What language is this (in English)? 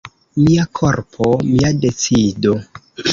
Esperanto